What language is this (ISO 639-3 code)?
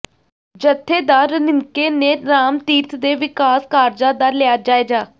pan